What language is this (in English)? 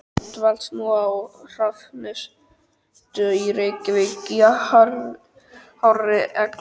Icelandic